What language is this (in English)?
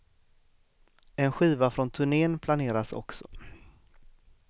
Swedish